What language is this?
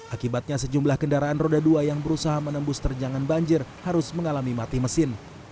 Indonesian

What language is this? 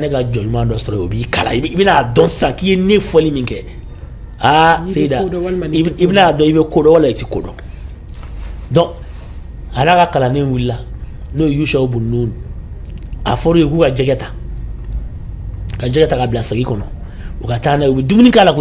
Arabic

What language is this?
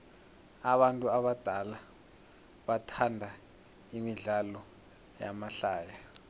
South Ndebele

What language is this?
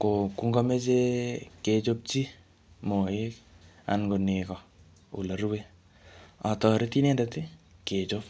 Kalenjin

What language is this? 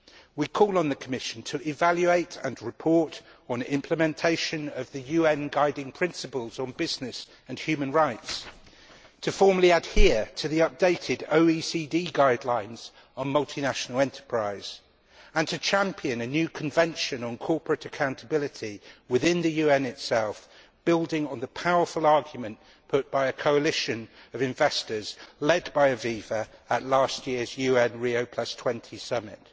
English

